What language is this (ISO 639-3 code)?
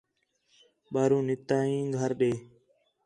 xhe